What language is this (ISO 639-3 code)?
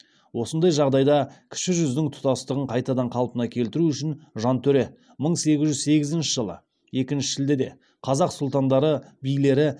kaz